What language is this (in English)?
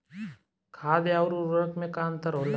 Bhojpuri